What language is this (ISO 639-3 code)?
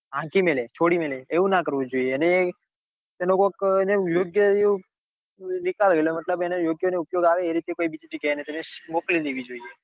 guj